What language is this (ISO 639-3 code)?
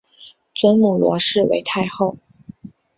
zho